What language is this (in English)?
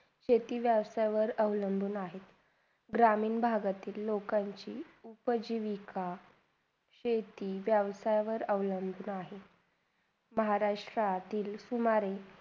Marathi